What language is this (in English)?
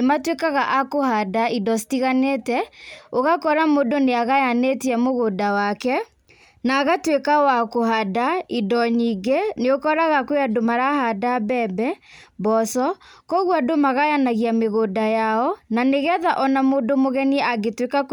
Kikuyu